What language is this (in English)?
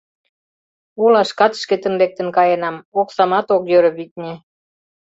Mari